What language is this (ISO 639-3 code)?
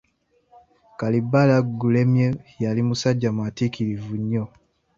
lug